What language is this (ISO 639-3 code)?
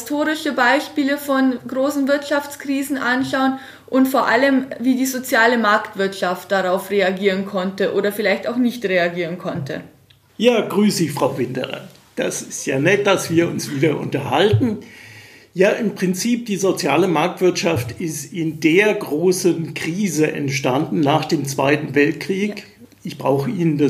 deu